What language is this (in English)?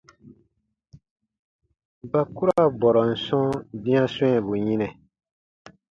Baatonum